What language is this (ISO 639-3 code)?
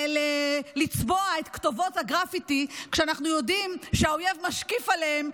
heb